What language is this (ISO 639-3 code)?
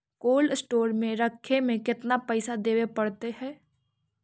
mag